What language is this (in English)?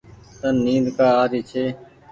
Goaria